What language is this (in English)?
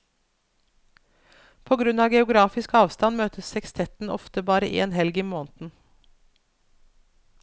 Norwegian